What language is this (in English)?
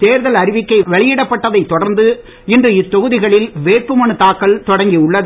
Tamil